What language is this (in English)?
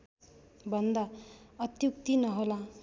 Nepali